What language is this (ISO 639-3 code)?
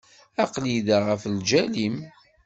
kab